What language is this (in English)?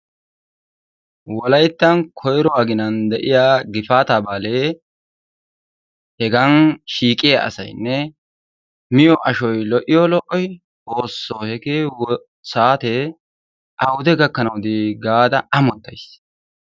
Wolaytta